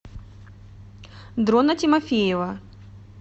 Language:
Russian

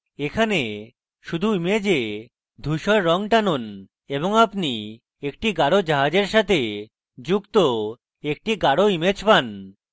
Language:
Bangla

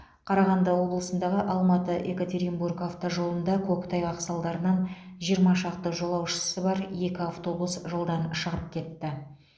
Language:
Kazakh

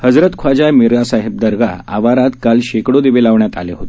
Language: Marathi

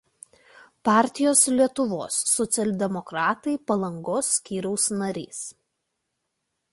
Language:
Lithuanian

